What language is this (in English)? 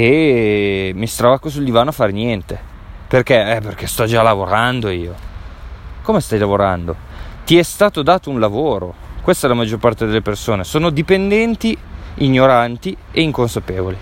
Italian